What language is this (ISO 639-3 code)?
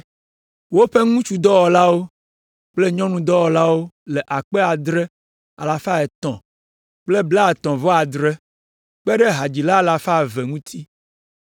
ewe